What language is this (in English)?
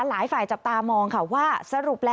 Thai